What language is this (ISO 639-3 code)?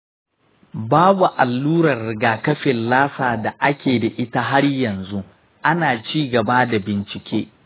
hau